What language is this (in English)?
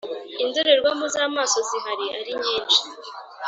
Kinyarwanda